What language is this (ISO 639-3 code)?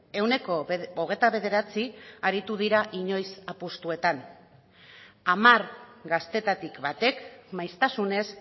eus